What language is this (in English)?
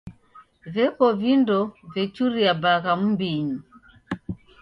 Taita